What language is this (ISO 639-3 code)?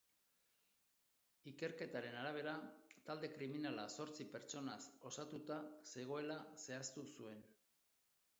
eus